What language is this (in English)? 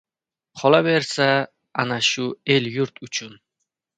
Uzbek